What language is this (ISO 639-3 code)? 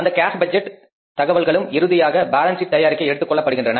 tam